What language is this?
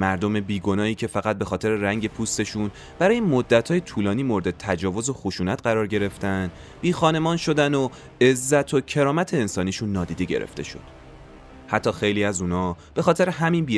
Persian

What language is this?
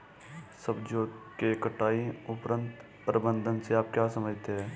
Hindi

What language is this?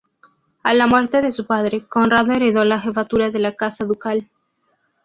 Spanish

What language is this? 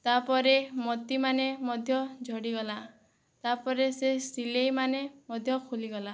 Odia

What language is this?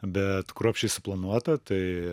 Lithuanian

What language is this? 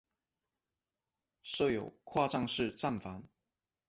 Chinese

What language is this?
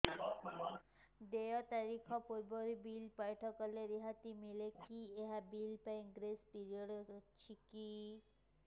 Odia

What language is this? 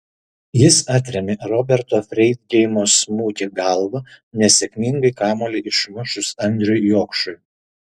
Lithuanian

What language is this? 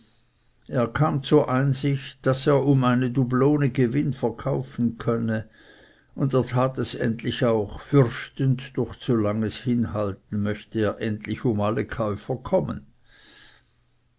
German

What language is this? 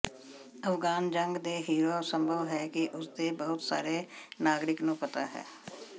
Punjabi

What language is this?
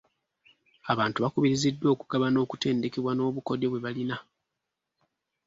Ganda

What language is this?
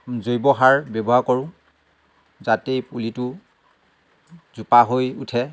Assamese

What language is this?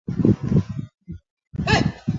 Chinese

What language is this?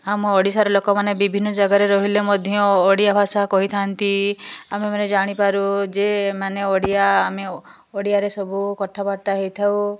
Odia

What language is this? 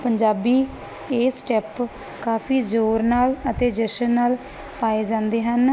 Punjabi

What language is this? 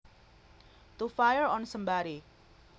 Javanese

